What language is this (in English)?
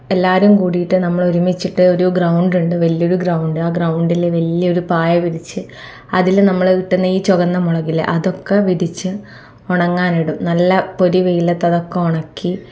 Malayalam